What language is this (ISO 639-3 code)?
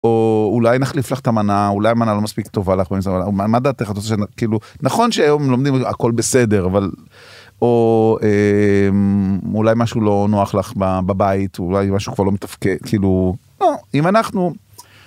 heb